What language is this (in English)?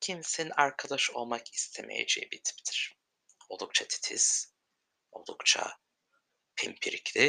Turkish